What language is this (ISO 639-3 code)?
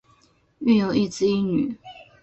zho